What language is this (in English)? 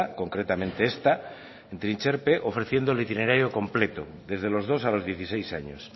Spanish